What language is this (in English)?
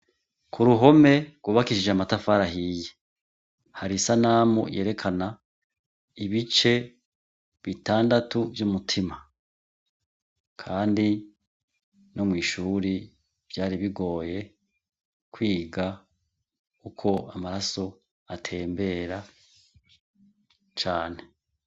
Rundi